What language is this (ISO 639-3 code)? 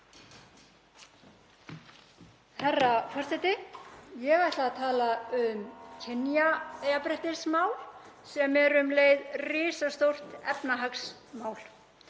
isl